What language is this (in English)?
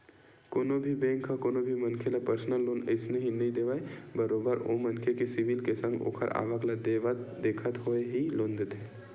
Chhattisgarhi